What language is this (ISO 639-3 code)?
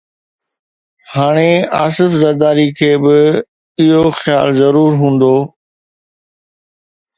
snd